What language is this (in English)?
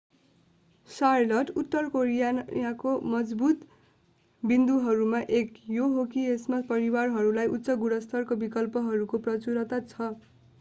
Nepali